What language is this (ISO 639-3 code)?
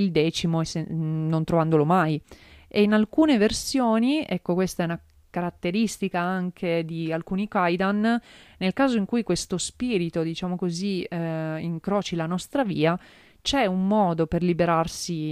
ita